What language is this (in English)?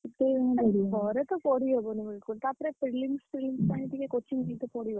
Odia